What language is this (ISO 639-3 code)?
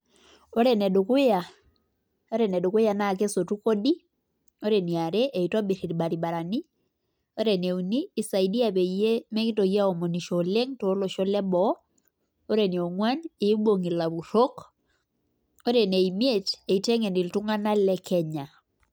mas